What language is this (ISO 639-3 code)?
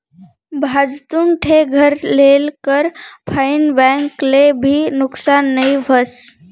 mar